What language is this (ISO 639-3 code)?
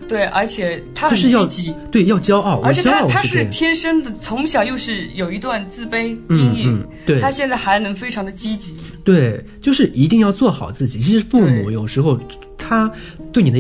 zho